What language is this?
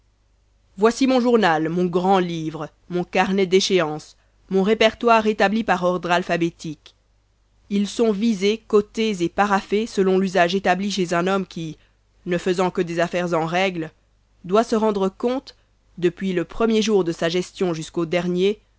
French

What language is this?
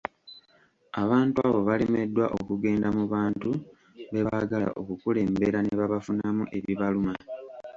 Ganda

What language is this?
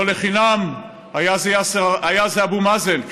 Hebrew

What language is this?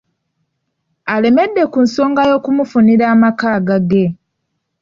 Ganda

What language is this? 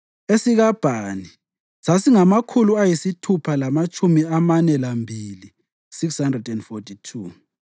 North Ndebele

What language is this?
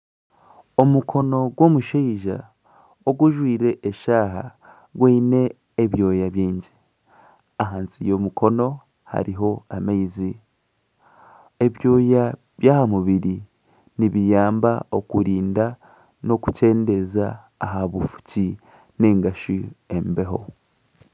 Nyankole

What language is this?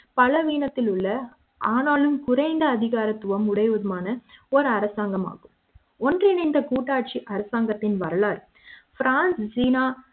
Tamil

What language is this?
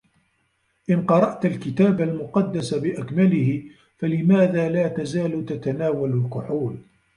Arabic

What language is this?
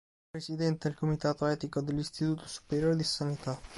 Italian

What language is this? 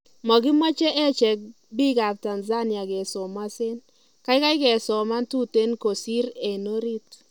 Kalenjin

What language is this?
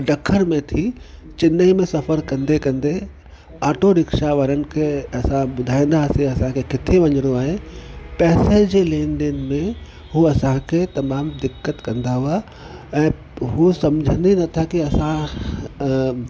Sindhi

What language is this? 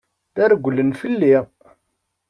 Kabyle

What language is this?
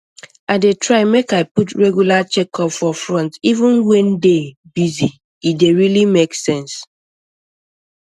Nigerian Pidgin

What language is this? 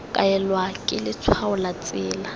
Tswana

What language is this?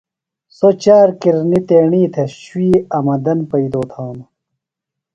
Phalura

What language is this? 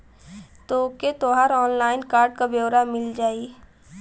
Bhojpuri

